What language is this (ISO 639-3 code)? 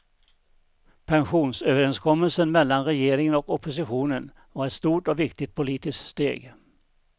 swe